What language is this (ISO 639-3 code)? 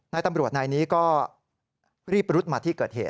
tha